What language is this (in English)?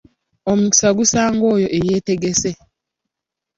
Ganda